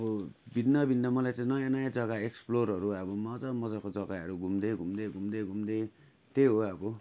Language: Nepali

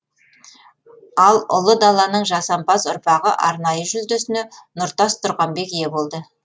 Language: Kazakh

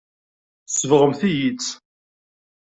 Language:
Kabyle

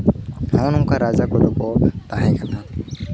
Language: Santali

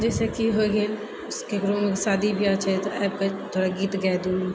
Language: Maithili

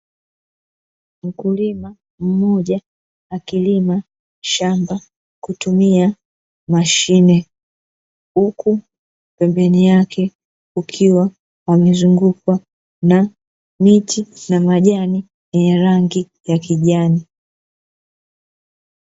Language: Swahili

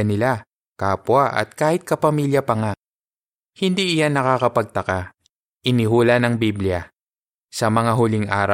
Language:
Filipino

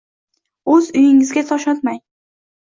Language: Uzbek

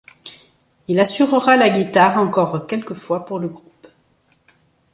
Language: French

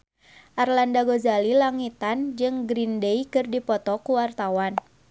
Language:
Sundanese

